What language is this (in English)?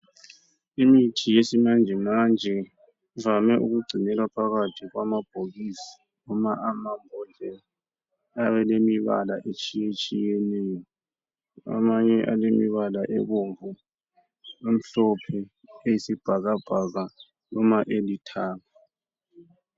North Ndebele